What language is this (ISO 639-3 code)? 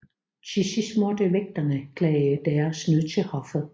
dan